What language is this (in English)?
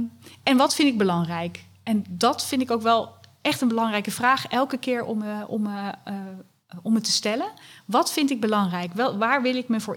Dutch